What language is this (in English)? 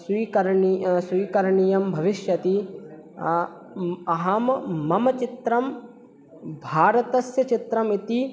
Sanskrit